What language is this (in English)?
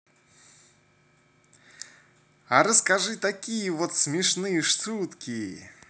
Russian